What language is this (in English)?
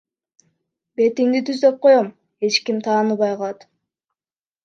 Kyrgyz